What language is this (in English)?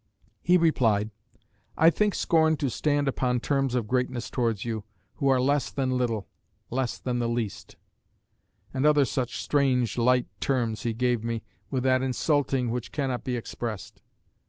English